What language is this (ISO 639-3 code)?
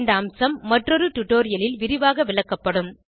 tam